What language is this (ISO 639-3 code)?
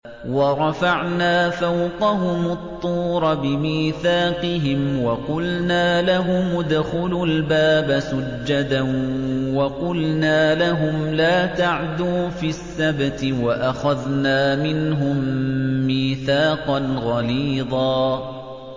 ara